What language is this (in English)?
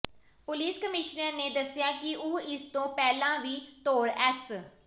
Punjabi